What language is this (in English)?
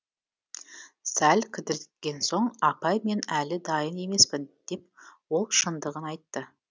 Kazakh